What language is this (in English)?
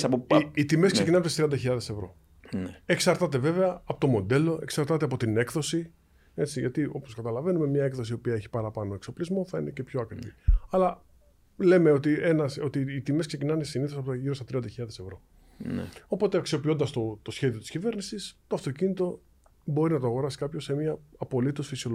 Greek